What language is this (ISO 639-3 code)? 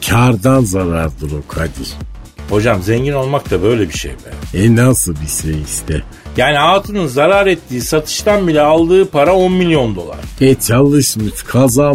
tur